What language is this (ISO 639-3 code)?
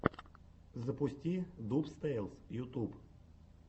rus